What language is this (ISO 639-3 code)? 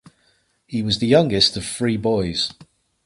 eng